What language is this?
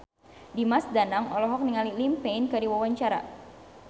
Sundanese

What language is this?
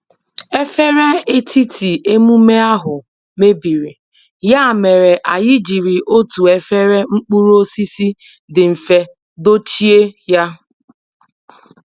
Igbo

